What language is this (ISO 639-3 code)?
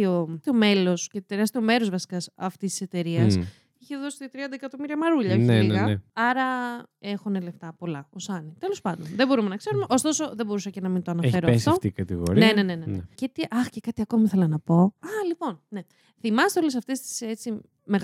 ell